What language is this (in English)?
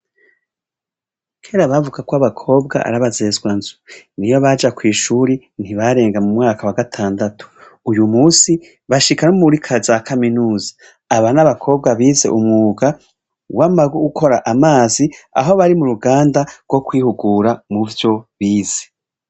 Rundi